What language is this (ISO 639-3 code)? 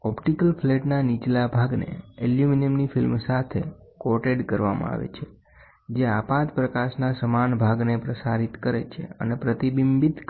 guj